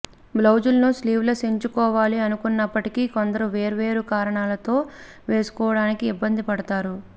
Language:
Telugu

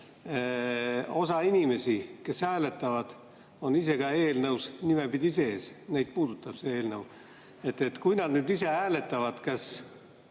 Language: Estonian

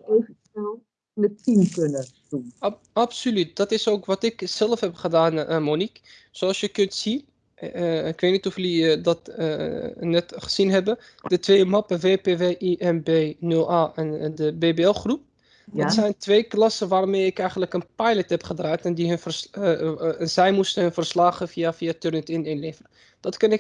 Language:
Dutch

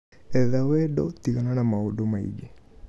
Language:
Kikuyu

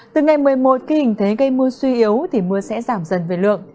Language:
Vietnamese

